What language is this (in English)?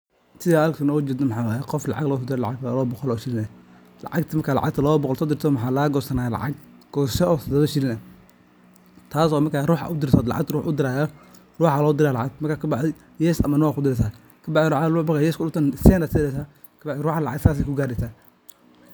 Somali